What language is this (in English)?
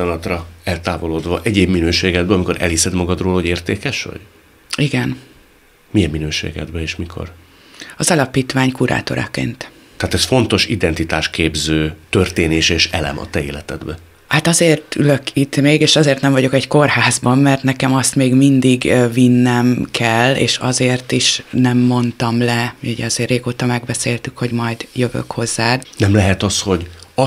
Hungarian